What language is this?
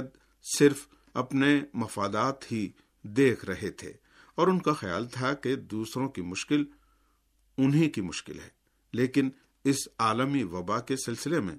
Urdu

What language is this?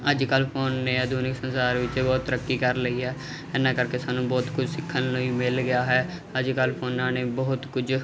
Punjabi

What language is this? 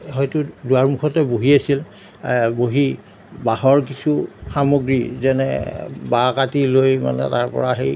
Assamese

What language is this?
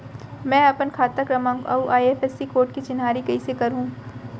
Chhattisgarhi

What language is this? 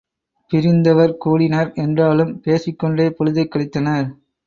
Tamil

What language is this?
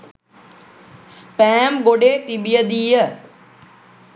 Sinhala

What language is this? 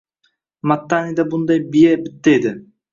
Uzbek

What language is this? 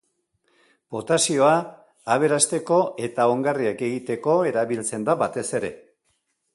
Basque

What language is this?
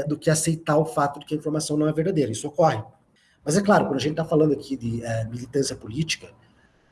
Portuguese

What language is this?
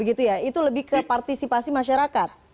Indonesian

